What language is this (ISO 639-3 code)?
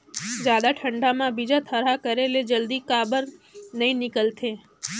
hne